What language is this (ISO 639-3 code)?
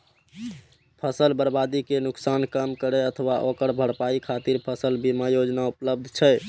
mai